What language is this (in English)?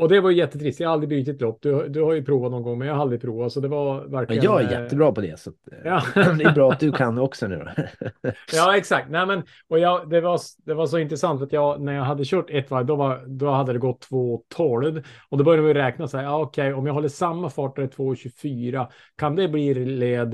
Swedish